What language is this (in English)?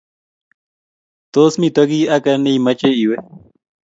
Kalenjin